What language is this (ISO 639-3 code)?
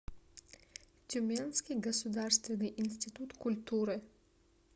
rus